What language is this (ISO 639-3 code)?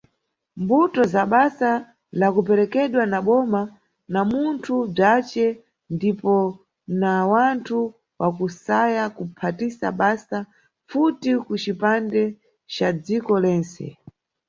nyu